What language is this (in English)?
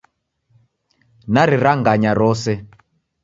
Taita